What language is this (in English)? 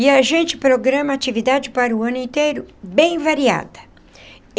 Portuguese